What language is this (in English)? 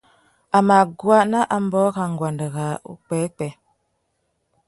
Tuki